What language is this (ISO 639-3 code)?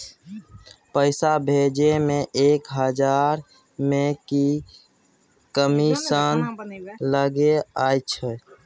mai